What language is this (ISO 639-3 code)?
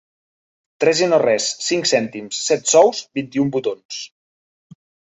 cat